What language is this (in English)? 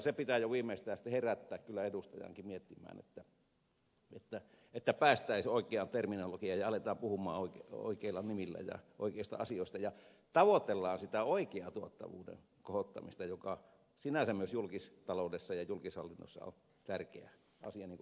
Finnish